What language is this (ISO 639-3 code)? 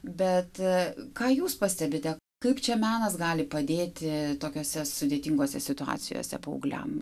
lit